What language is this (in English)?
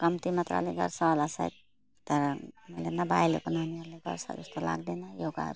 Nepali